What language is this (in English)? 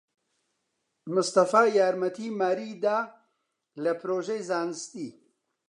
Central Kurdish